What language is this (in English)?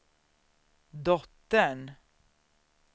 Swedish